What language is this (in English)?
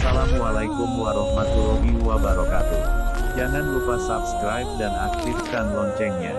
Indonesian